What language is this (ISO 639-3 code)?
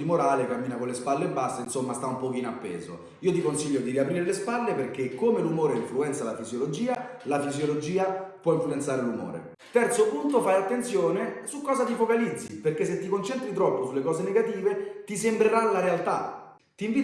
ita